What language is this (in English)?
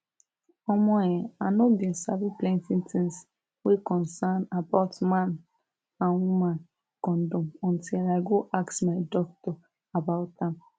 Nigerian Pidgin